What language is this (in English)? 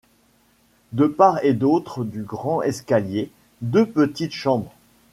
French